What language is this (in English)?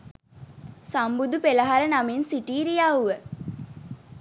Sinhala